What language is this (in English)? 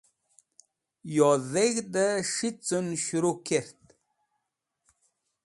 Wakhi